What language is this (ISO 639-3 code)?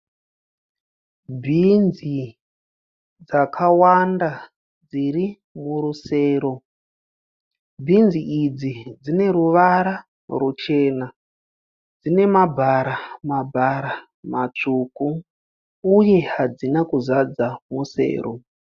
sna